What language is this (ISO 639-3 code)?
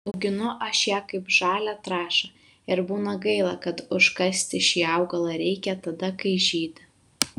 lit